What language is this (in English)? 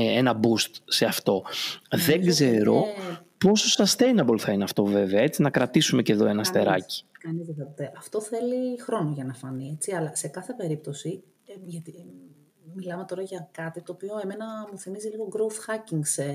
Greek